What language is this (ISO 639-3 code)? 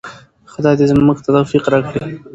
pus